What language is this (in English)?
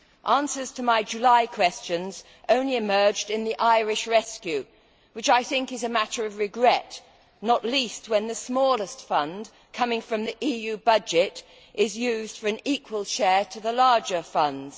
English